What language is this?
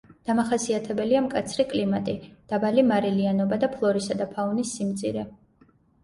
Georgian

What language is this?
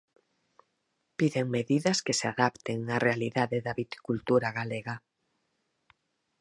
Galician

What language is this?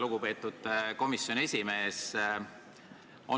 Estonian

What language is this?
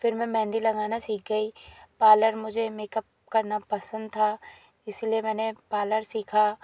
Hindi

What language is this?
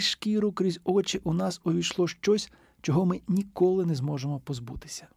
Ukrainian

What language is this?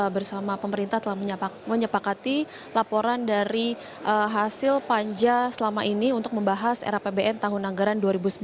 Indonesian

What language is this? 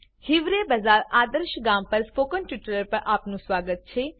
Gujarati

